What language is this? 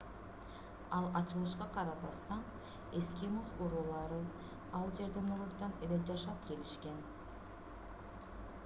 Kyrgyz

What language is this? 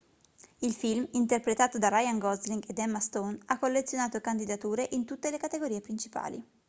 Italian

